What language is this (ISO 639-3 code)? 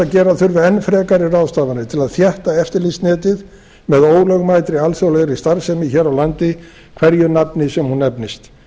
isl